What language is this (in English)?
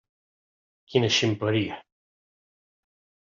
Catalan